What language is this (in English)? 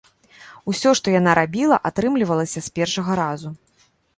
Belarusian